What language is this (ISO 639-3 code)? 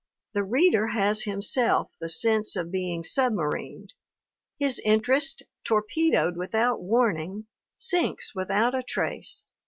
eng